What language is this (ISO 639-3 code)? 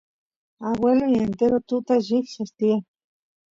qus